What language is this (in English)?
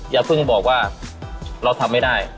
Thai